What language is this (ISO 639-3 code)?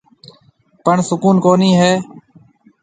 mve